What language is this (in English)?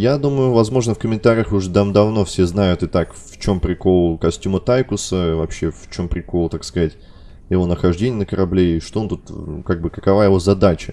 Russian